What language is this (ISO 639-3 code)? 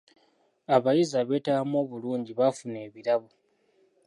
lug